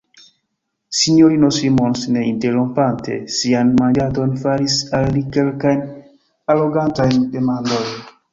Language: Esperanto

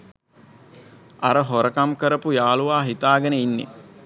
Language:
Sinhala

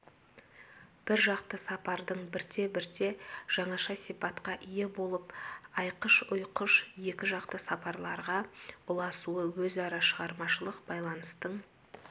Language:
Kazakh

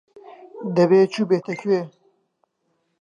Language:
Central Kurdish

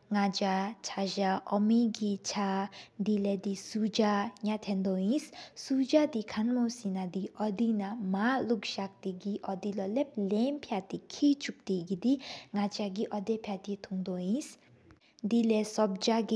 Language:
Sikkimese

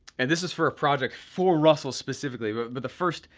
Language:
English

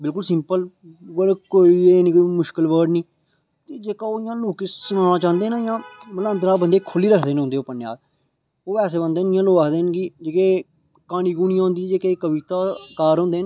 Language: Dogri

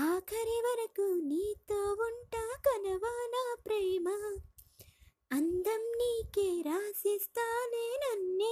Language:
Telugu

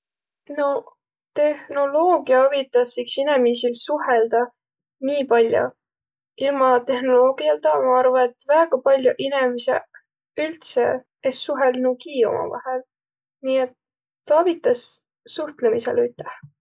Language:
Võro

